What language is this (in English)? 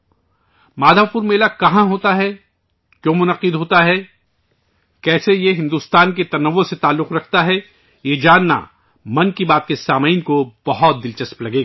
Urdu